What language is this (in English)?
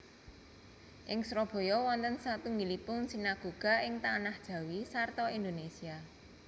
Javanese